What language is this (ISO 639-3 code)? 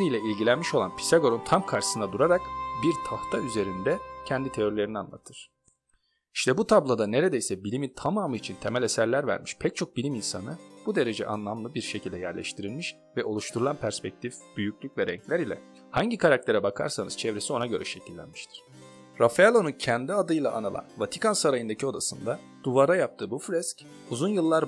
tur